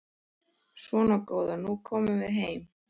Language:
Icelandic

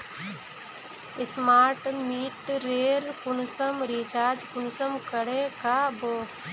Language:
Magahi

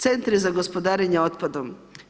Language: Croatian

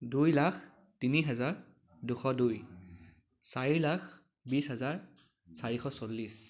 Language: Assamese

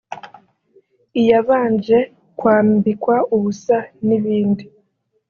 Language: Kinyarwanda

